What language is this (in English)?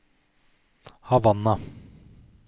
Norwegian